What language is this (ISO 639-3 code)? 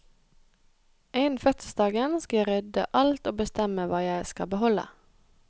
nor